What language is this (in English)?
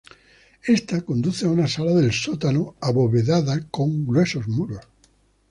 Spanish